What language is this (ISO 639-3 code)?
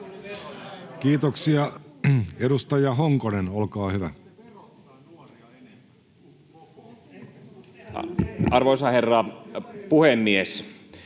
fin